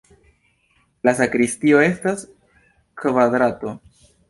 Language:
Esperanto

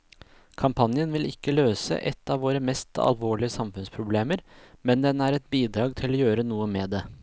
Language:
Norwegian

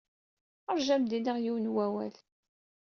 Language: Kabyle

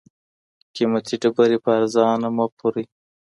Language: Pashto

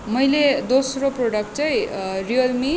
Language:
Nepali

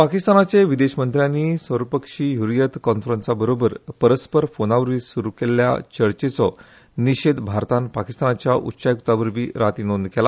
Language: Konkani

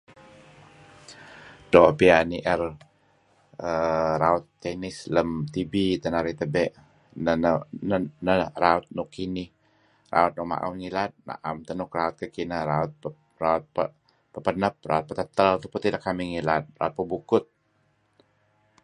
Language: Kelabit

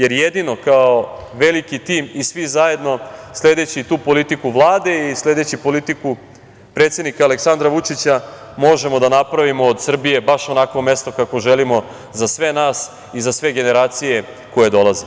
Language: Serbian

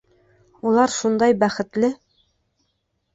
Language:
Bashkir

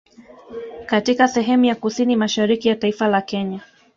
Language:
Swahili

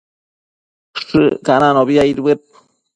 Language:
Matsés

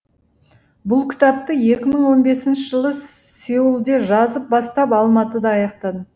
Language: Kazakh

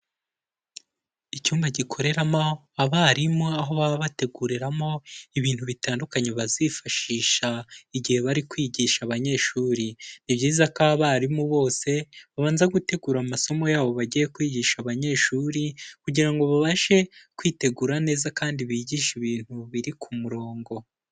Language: Kinyarwanda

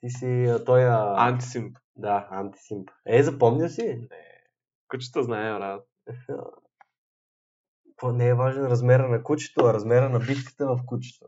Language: Bulgarian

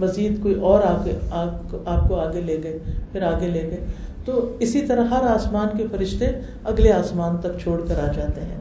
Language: Urdu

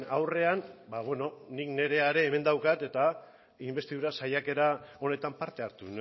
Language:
Basque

